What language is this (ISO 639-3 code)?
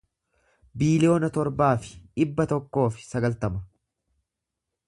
orm